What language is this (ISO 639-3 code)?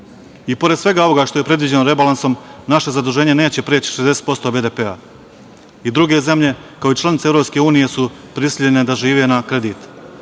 srp